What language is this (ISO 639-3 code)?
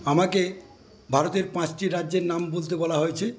ben